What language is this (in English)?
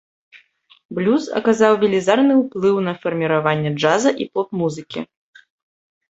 Belarusian